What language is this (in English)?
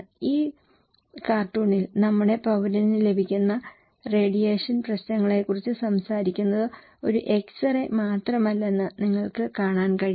Malayalam